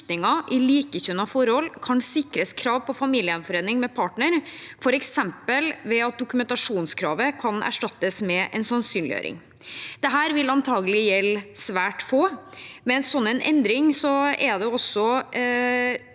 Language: Norwegian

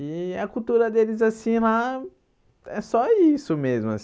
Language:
Portuguese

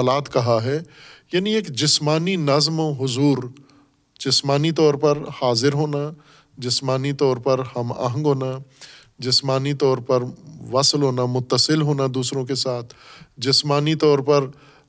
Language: Urdu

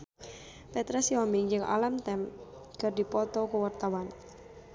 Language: Sundanese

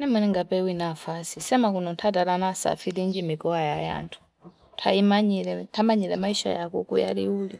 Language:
Fipa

